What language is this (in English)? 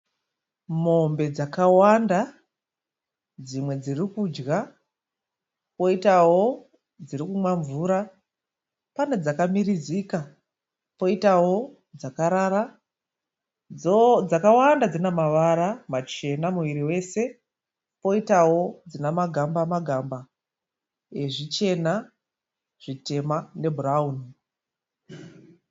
Shona